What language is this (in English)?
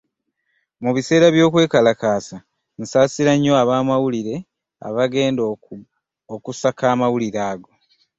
Ganda